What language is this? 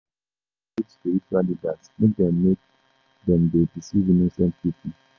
Nigerian Pidgin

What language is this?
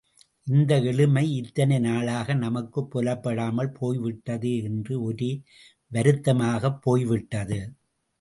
Tamil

